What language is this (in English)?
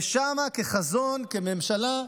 Hebrew